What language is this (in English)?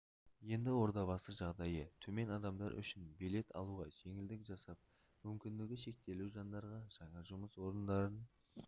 Kazakh